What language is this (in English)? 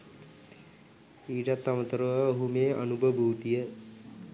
Sinhala